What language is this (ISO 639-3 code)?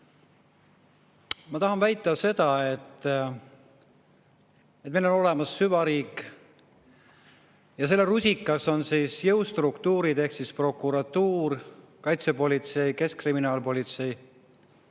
est